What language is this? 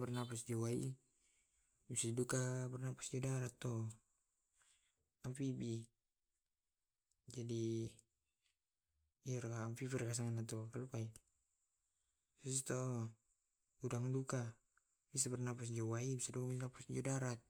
Tae'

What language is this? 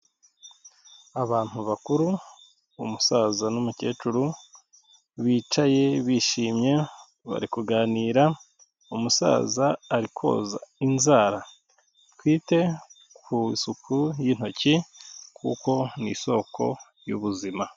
Kinyarwanda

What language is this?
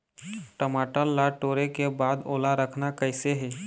Chhattisgarhi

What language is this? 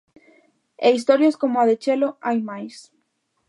Galician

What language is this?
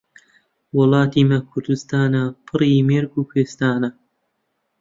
Central Kurdish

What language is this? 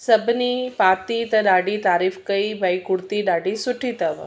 Sindhi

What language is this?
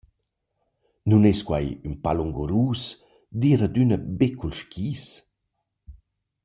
Romansh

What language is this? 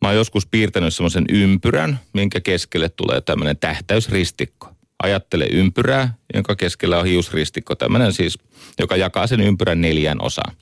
Finnish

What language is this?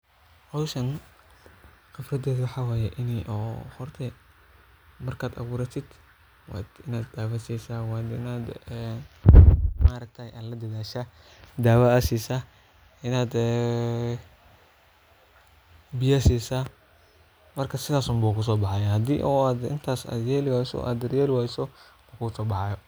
Somali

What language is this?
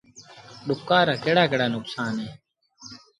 Sindhi Bhil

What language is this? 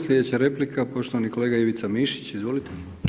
Croatian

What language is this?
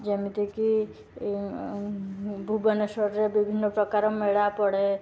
Odia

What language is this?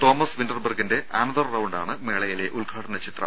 Malayalam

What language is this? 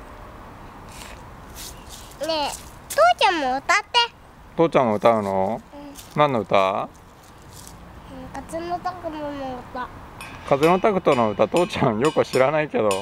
Japanese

